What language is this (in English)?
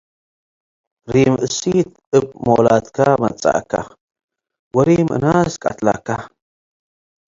Tigre